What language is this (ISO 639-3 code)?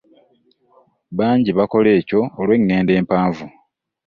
lug